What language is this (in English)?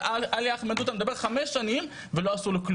Hebrew